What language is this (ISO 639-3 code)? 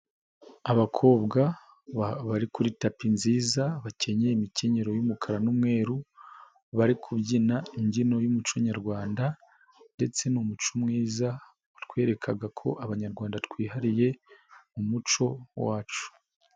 kin